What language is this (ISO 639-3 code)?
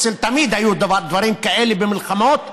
heb